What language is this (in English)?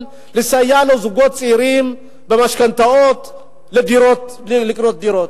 Hebrew